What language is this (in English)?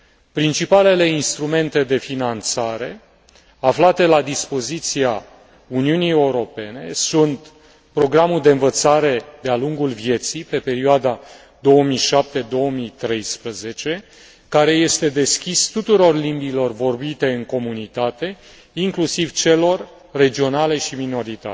Romanian